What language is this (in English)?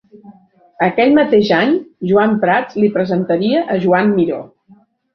Catalan